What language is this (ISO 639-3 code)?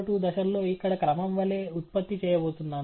tel